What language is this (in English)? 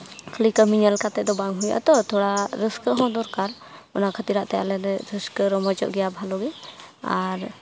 Santali